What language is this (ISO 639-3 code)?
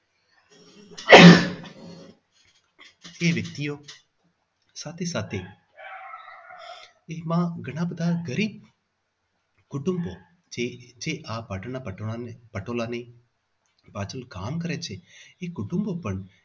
guj